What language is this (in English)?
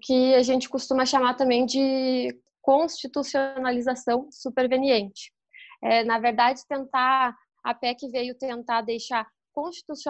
Portuguese